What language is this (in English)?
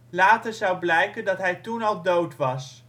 Dutch